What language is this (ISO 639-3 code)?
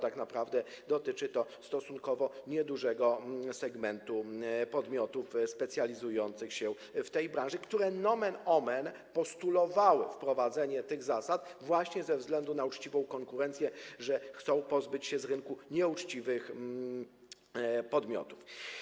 pol